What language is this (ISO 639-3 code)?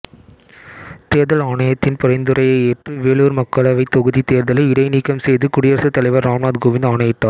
tam